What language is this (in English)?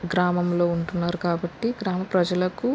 Telugu